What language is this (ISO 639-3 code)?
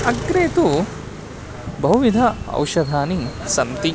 san